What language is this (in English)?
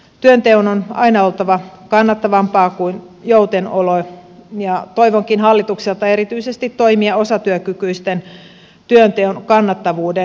Finnish